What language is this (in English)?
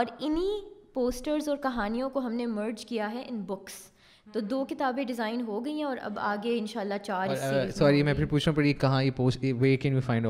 Urdu